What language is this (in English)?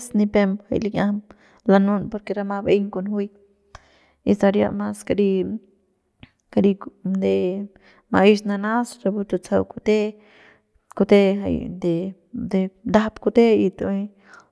Central Pame